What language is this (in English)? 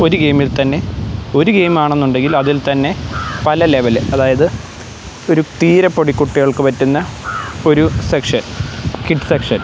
Malayalam